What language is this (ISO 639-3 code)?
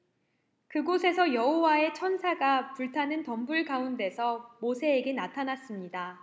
kor